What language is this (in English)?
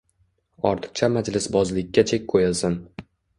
Uzbek